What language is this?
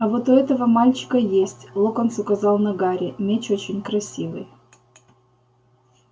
Russian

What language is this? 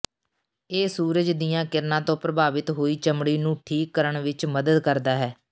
Punjabi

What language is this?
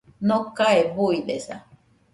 Nüpode Huitoto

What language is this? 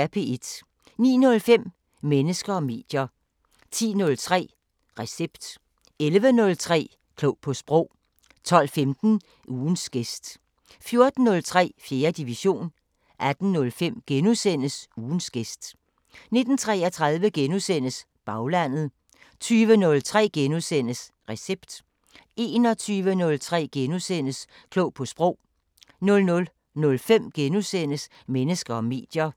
Danish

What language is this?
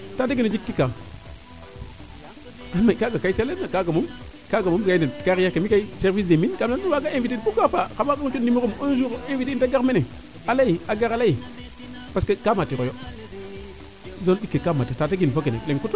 Serer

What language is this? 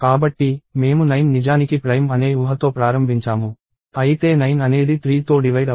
Telugu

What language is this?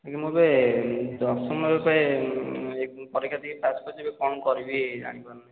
Odia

